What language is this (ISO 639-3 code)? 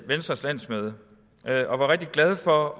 dan